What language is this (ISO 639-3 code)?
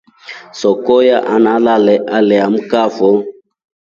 rof